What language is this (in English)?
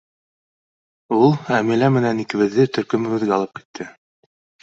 Bashkir